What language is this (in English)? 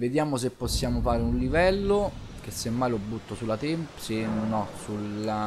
Italian